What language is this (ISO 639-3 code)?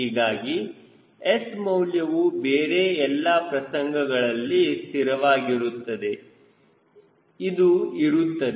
kan